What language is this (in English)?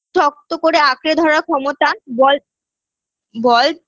Bangla